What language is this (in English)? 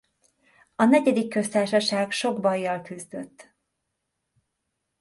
Hungarian